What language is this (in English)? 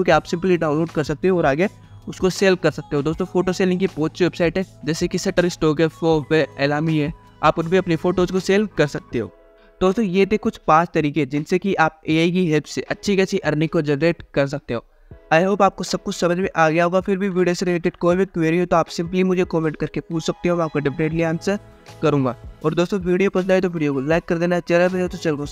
Hindi